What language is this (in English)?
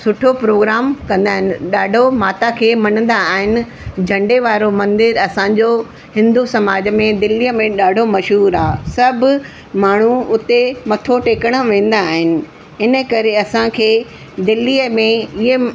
Sindhi